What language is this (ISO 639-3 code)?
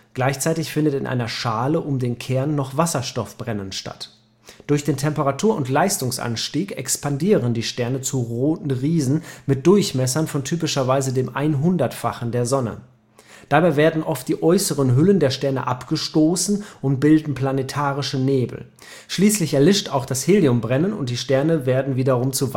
deu